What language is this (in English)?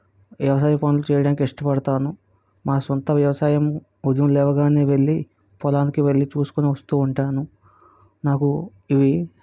Telugu